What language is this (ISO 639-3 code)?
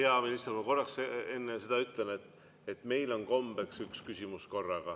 est